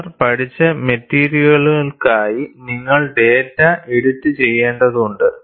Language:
Malayalam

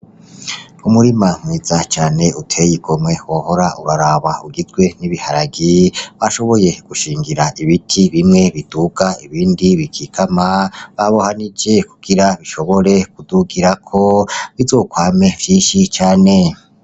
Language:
Rundi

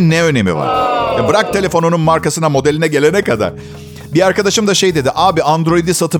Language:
Turkish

